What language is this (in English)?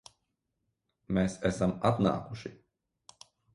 Latvian